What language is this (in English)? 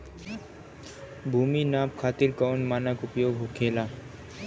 Bhojpuri